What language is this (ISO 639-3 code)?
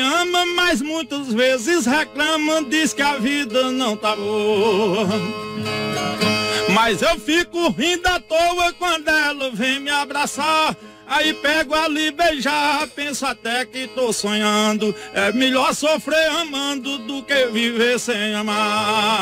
por